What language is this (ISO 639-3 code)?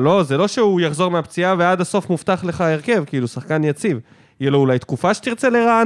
heb